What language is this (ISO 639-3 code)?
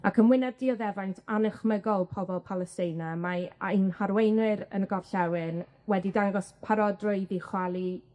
cym